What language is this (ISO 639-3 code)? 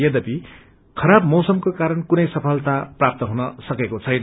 nep